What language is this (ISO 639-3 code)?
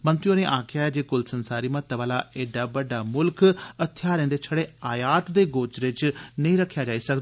doi